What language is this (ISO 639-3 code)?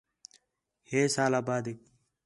xhe